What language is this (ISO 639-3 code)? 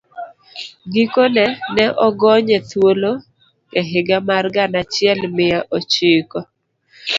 luo